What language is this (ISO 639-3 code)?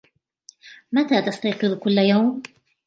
ara